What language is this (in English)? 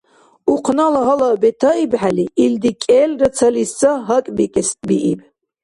Dargwa